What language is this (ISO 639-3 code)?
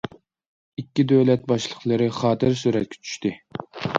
uig